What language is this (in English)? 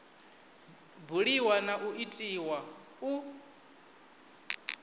Venda